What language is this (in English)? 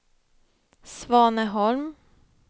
Swedish